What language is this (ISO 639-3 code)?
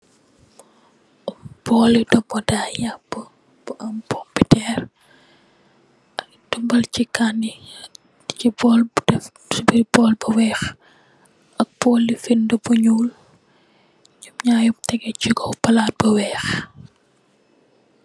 wol